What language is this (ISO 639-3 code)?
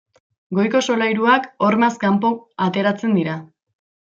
eus